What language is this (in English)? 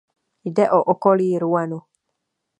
Czech